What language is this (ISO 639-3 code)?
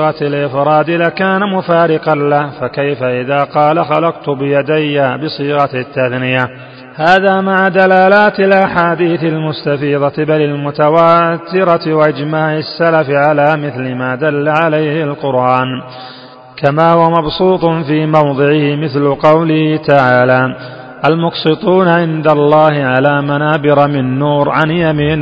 ara